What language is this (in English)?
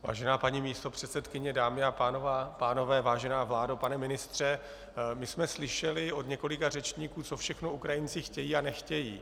Czech